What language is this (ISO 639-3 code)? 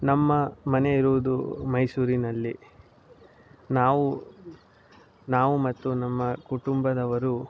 kan